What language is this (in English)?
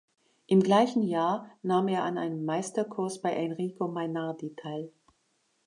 German